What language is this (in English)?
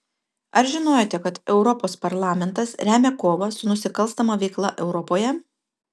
Lithuanian